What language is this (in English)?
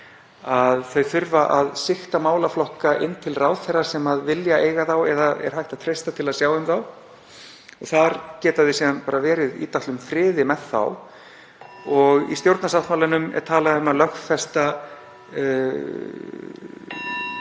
Icelandic